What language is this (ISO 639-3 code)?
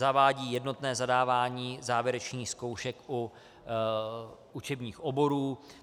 ces